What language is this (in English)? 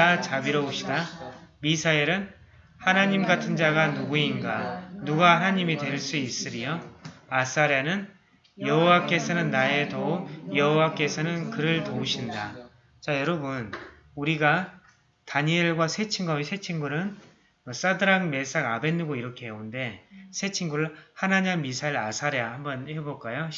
Korean